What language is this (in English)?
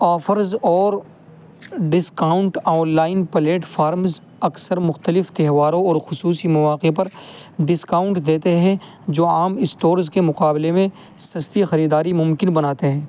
Urdu